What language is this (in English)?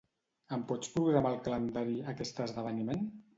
Catalan